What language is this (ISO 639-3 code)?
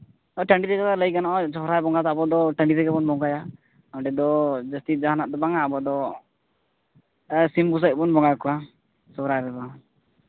sat